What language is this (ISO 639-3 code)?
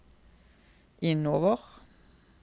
nor